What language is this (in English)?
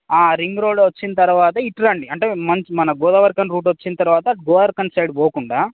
Telugu